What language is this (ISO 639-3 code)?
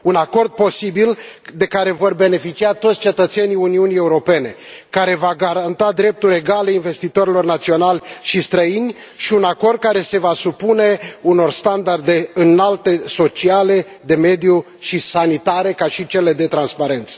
ron